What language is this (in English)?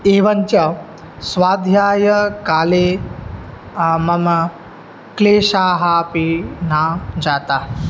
Sanskrit